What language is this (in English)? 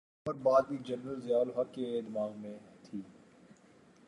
Urdu